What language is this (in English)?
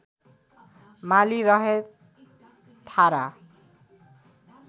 Nepali